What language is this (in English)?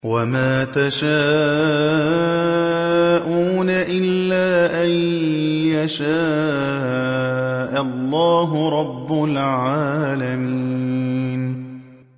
Arabic